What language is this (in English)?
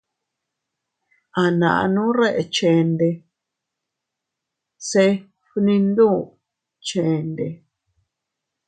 Teutila Cuicatec